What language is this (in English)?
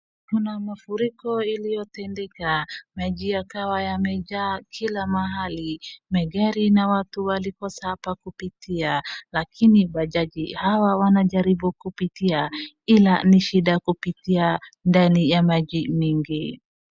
Swahili